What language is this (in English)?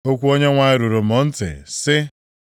Igbo